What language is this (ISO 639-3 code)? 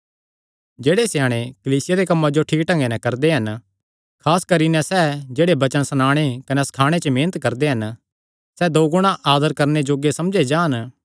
xnr